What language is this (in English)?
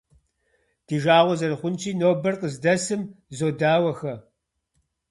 Kabardian